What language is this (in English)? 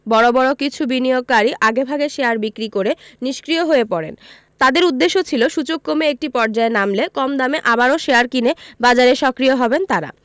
Bangla